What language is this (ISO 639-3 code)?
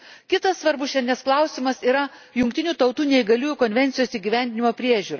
lit